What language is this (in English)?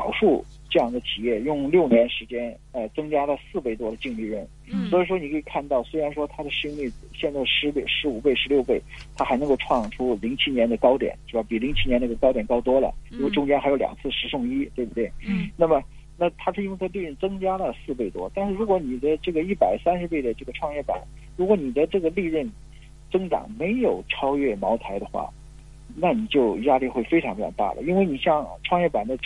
Chinese